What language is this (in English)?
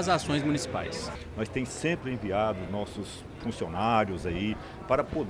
Portuguese